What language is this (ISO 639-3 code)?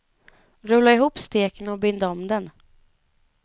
swe